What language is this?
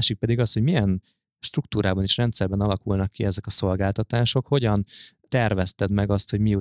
Hungarian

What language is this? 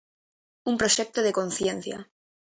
Galician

